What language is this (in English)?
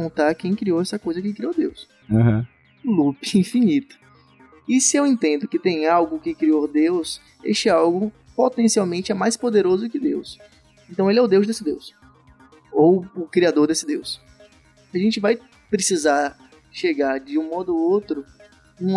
Portuguese